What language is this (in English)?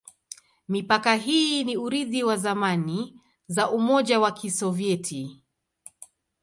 Swahili